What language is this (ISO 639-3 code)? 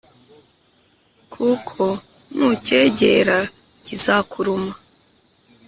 kin